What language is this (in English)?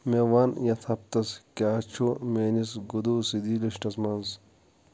Kashmiri